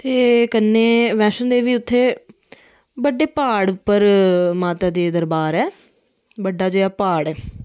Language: Dogri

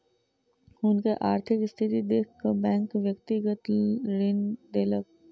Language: Maithili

